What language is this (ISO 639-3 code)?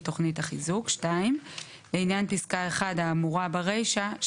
heb